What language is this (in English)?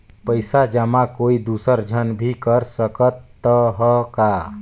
Chhattisgarhi